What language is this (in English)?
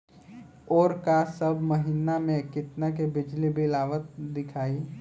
Bhojpuri